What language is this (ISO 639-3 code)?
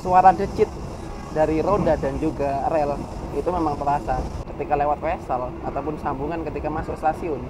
ind